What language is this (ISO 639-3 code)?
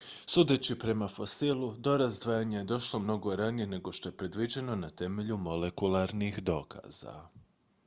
hrv